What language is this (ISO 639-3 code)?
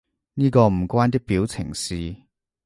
yue